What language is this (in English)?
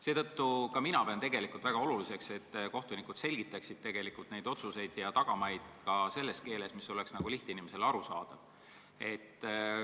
Estonian